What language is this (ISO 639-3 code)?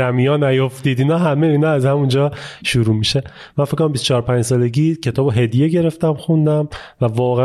fas